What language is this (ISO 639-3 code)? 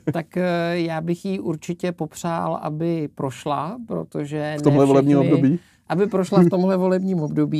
ces